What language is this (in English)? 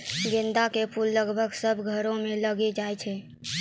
Maithili